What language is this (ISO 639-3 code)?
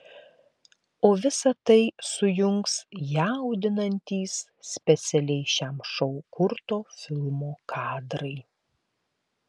lit